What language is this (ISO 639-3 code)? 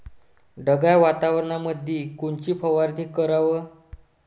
mar